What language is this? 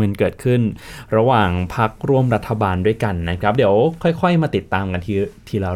Thai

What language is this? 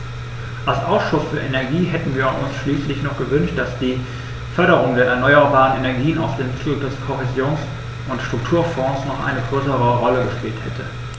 German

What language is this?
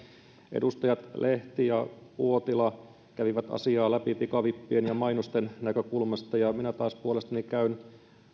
Finnish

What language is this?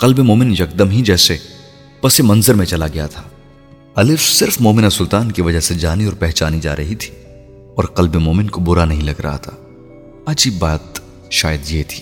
Urdu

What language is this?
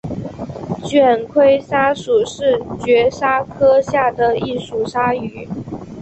Chinese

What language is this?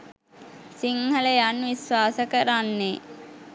Sinhala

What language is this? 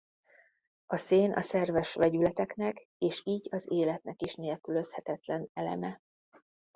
Hungarian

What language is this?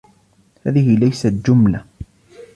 Arabic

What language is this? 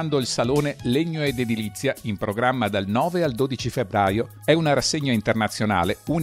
Italian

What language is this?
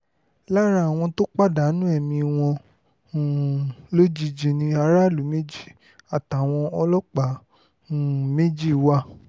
Yoruba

